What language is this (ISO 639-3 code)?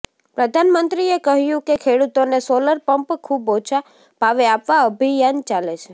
guj